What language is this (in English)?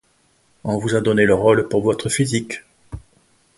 French